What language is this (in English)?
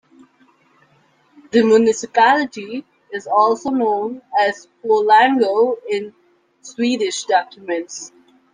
English